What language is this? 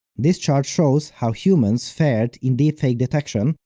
English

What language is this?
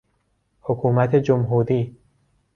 Persian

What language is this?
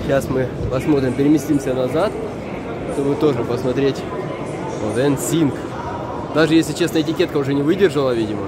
Russian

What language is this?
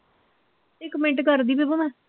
Punjabi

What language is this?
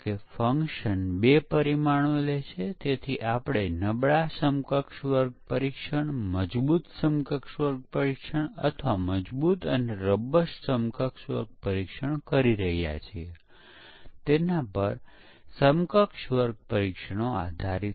Gujarati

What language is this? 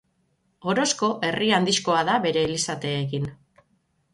Basque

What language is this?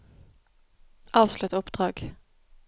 Norwegian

